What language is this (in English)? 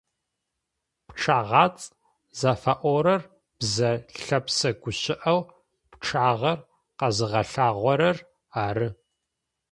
Adyghe